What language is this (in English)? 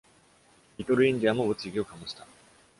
Japanese